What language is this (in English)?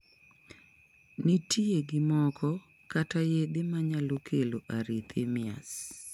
Luo (Kenya and Tanzania)